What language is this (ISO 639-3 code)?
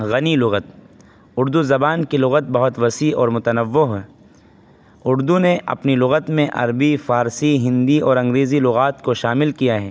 urd